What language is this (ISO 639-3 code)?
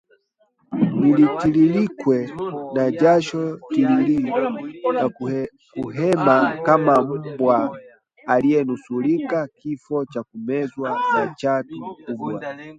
swa